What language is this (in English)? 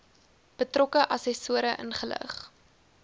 Afrikaans